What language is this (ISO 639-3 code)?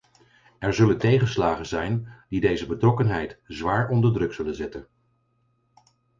nld